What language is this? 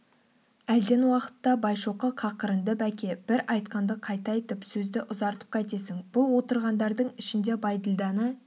Kazakh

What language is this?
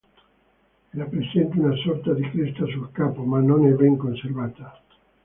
Italian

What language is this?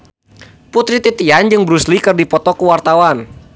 Sundanese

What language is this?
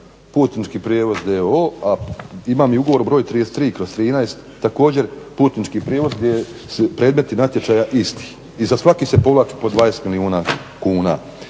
Croatian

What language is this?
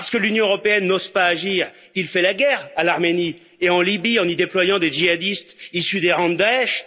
French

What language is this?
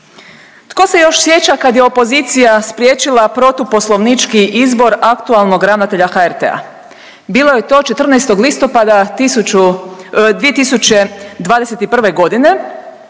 Croatian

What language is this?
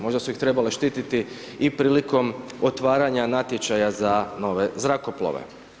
Croatian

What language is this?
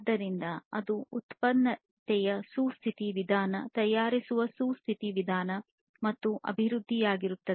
Kannada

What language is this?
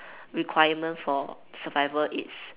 English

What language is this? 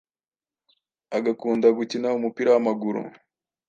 Kinyarwanda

